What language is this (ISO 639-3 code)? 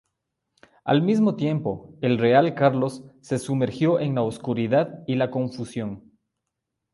spa